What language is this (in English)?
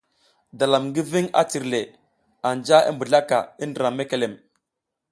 South Giziga